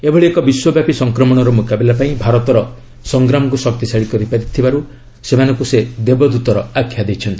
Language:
Odia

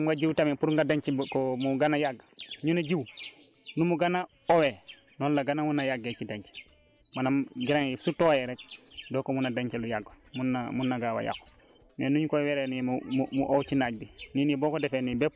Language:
Wolof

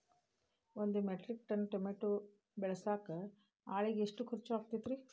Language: Kannada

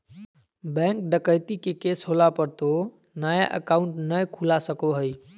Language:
Magahi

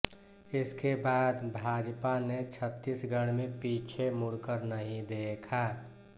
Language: Hindi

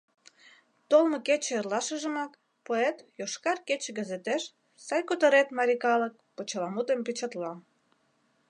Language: Mari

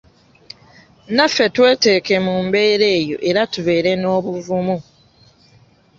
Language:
Ganda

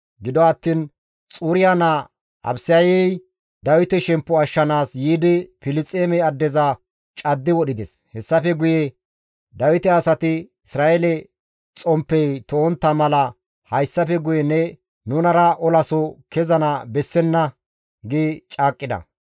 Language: Gamo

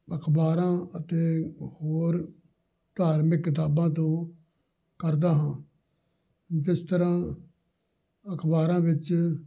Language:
Punjabi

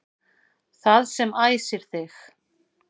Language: Icelandic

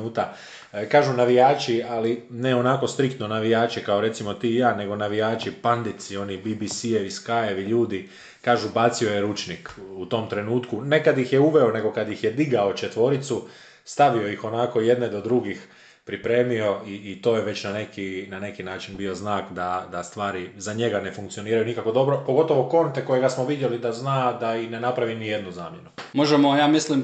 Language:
Croatian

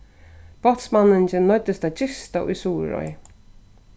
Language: Faroese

